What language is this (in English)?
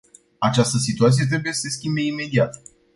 Romanian